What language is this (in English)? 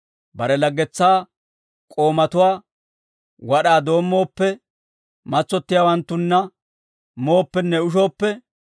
Dawro